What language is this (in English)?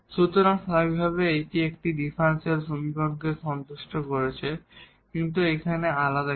Bangla